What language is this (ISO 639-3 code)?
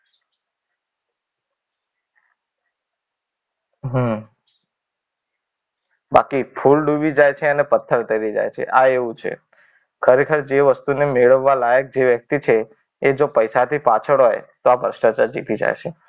guj